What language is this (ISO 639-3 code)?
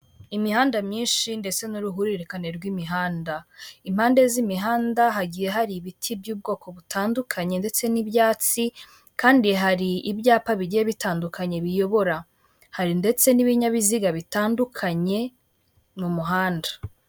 kin